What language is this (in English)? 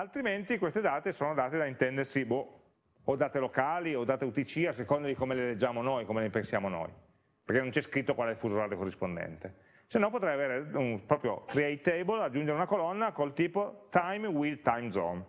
Italian